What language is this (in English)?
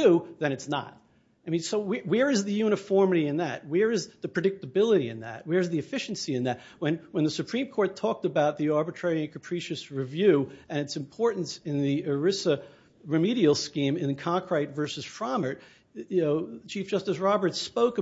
English